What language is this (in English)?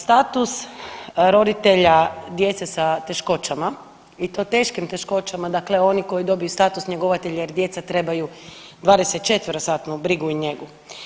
Croatian